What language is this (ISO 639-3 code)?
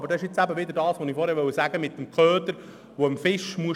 gsw